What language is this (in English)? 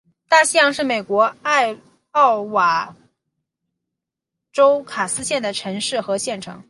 Chinese